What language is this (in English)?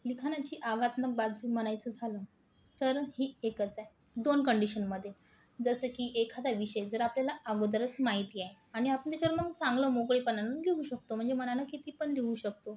Marathi